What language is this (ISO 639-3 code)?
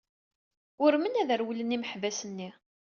kab